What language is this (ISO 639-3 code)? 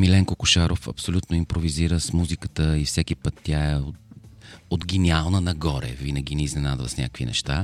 bul